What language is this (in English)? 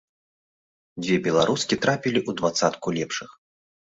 Belarusian